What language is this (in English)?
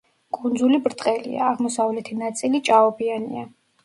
Georgian